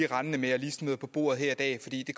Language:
Danish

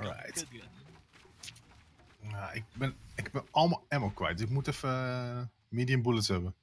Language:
Dutch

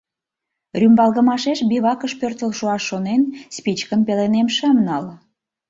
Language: Mari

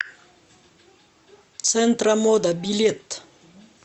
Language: Russian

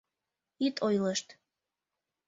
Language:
Mari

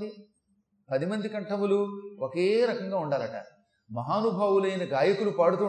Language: Telugu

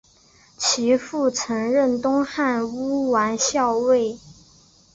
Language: Chinese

